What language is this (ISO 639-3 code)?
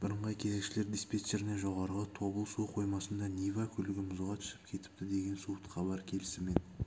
kaz